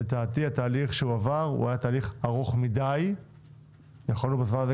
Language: Hebrew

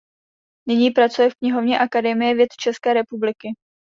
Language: Czech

